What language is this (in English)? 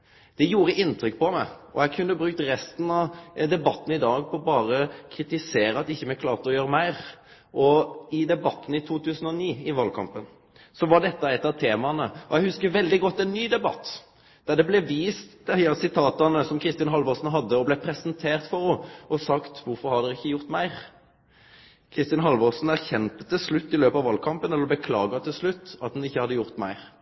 Norwegian Nynorsk